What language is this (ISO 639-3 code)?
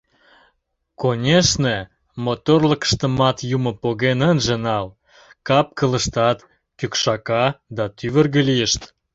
chm